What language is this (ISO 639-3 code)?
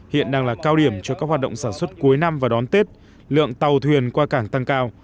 vie